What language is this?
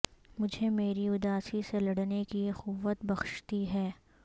Urdu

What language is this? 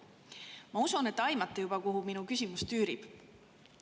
Estonian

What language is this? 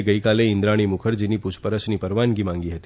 Gujarati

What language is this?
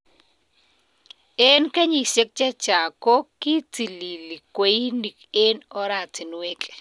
Kalenjin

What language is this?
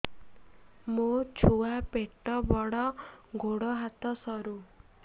Odia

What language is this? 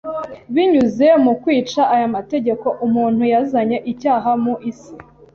Kinyarwanda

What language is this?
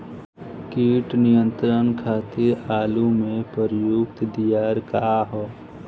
Bhojpuri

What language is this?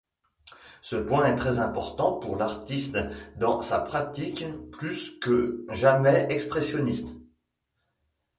French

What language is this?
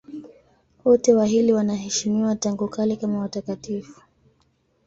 Swahili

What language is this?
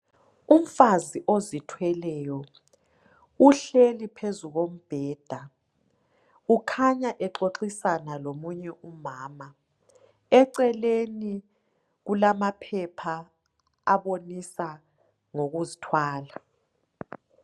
North Ndebele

